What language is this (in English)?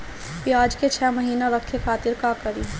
Bhojpuri